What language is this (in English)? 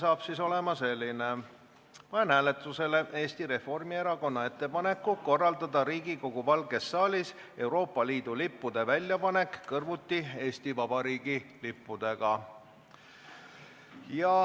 Estonian